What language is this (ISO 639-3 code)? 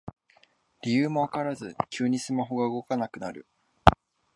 jpn